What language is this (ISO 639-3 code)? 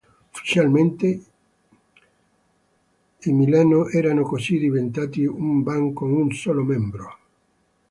ita